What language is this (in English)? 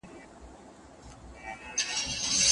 Pashto